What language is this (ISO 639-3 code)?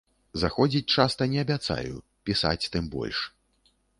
bel